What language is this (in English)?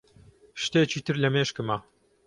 Central Kurdish